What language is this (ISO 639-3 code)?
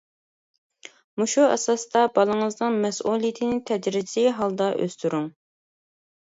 uig